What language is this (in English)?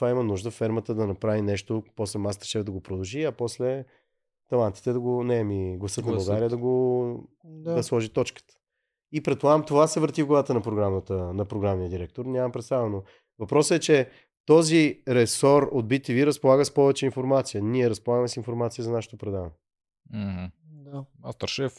Bulgarian